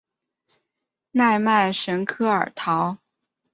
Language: Chinese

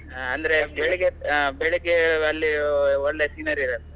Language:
Kannada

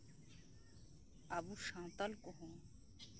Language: Santali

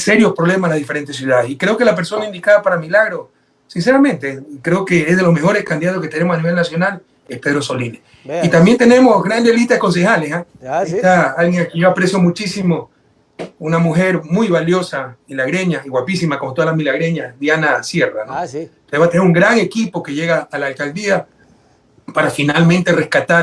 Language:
Spanish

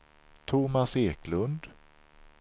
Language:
Swedish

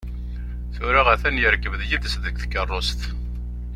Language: Kabyle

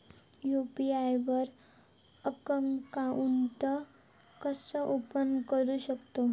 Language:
Marathi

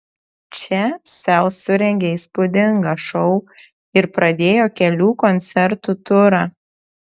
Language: Lithuanian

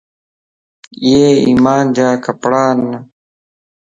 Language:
Lasi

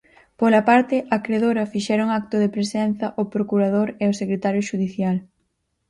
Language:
Galician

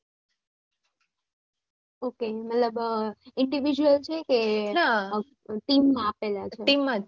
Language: Gujarati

